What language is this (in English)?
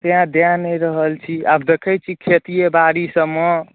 Maithili